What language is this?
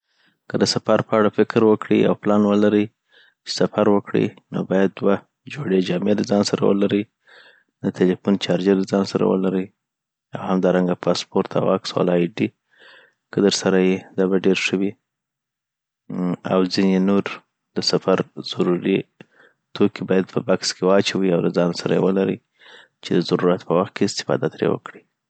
Southern Pashto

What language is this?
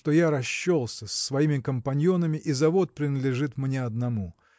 Russian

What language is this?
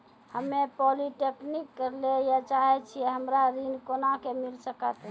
Maithili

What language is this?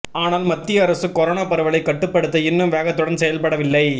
Tamil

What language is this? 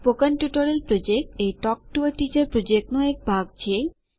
Gujarati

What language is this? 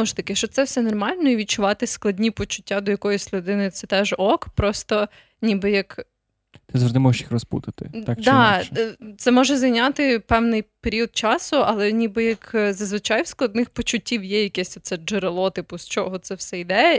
Ukrainian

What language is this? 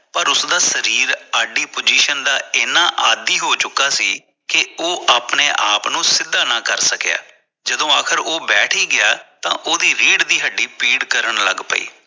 Punjabi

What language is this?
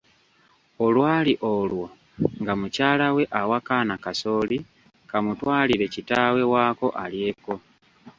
Ganda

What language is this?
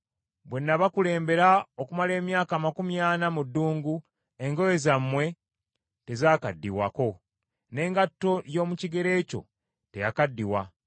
Ganda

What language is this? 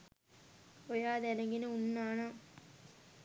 Sinhala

